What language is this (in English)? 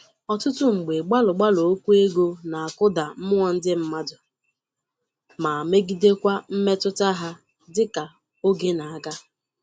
Igbo